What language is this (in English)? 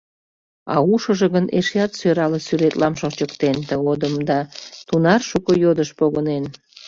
Mari